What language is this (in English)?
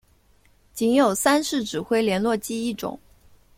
Chinese